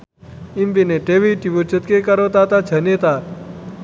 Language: Javanese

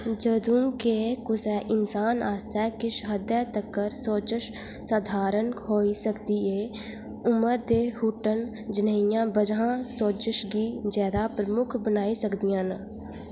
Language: Dogri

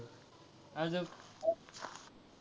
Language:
Marathi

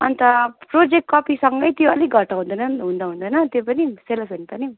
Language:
Nepali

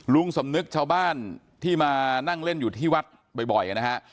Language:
Thai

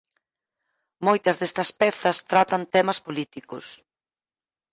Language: Galician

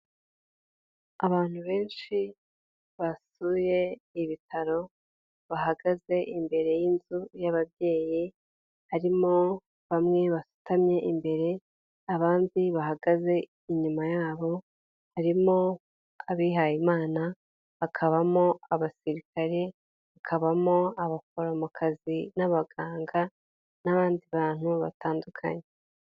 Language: Kinyarwanda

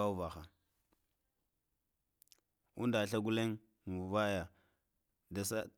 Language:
Lamang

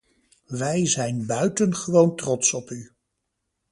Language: Dutch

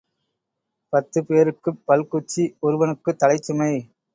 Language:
Tamil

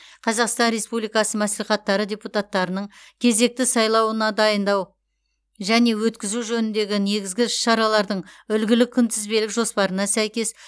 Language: Kazakh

